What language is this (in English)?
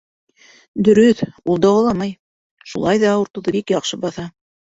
Bashkir